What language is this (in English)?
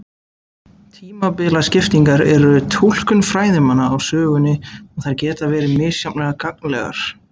Icelandic